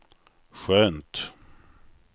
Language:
Swedish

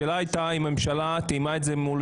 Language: Hebrew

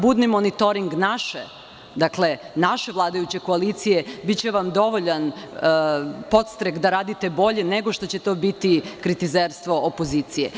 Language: Serbian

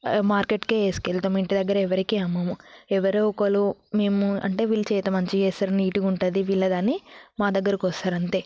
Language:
Telugu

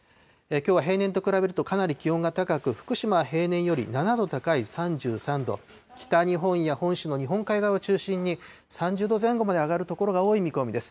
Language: Japanese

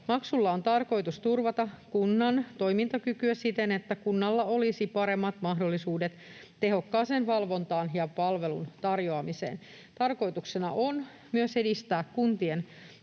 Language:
Finnish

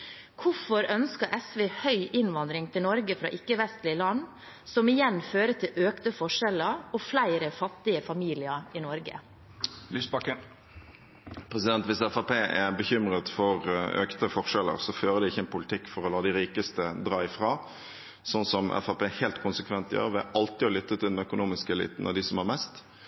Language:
Norwegian Bokmål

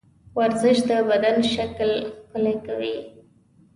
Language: Pashto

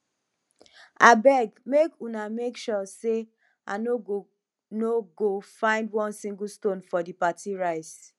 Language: Nigerian Pidgin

